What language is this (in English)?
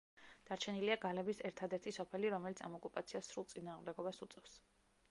Georgian